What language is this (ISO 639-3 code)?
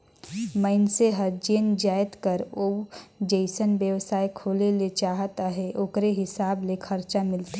hne